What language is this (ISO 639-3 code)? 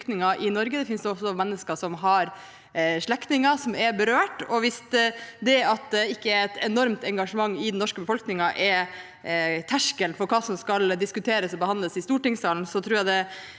nor